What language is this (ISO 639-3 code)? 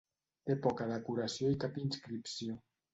cat